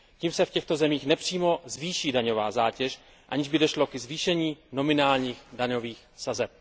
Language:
Czech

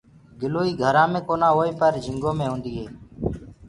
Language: Gurgula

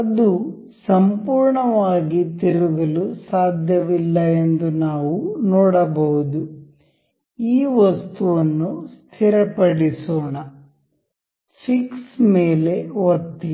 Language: Kannada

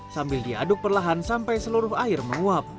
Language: Indonesian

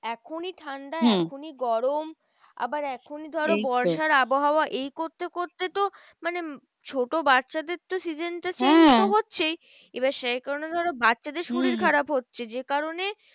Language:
Bangla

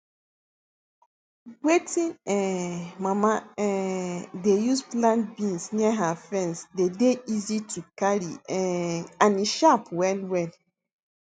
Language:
Nigerian Pidgin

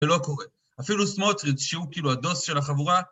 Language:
Hebrew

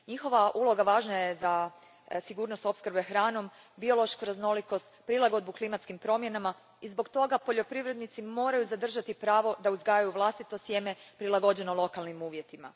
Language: Croatian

